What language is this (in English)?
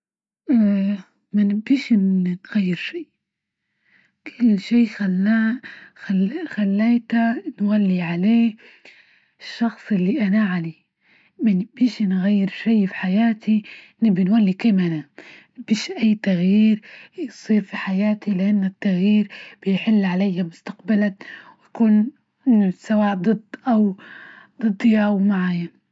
Libyan Arabic